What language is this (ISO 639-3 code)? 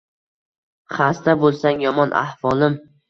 uzb